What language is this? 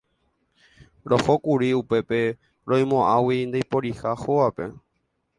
Guarani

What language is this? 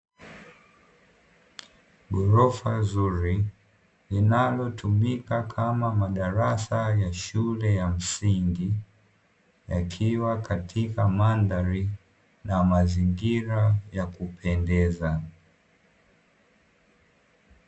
Swahili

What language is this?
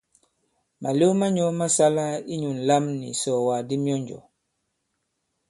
Bankon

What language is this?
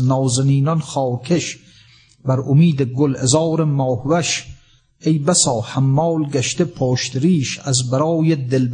Persian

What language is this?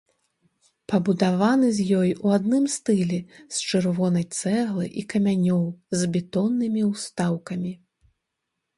Belarusian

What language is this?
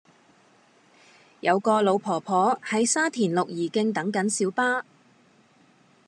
Cantonese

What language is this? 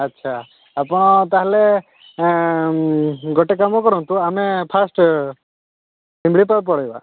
Odia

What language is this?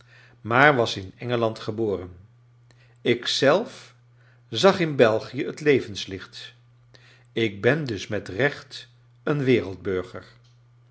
Dutch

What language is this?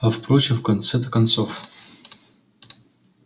Russian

